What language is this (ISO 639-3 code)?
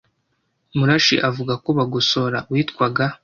kin